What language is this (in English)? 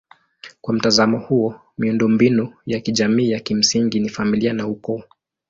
Swahili